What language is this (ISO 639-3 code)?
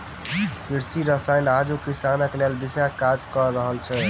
mai